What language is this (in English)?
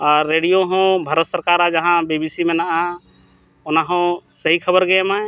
Santali